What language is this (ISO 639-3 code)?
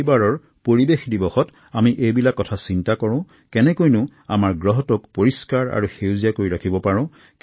asm